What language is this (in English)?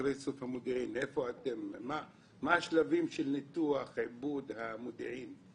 Hebrew